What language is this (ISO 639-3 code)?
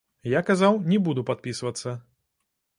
bel